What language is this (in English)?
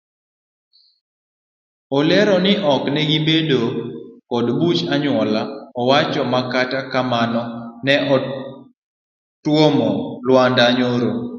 Luo (Kenya and Tanzania)